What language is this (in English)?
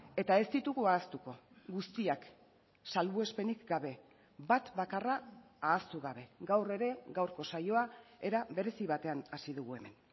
Basque